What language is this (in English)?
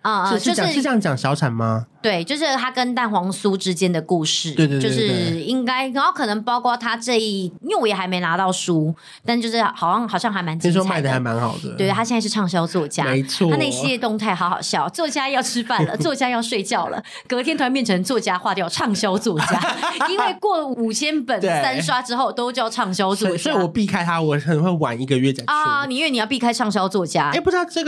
Chinese